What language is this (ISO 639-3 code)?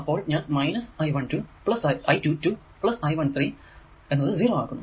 mal